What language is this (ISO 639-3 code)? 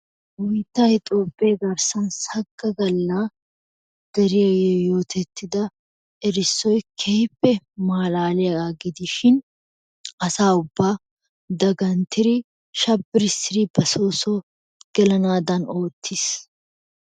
wal